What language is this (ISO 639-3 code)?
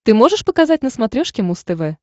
rus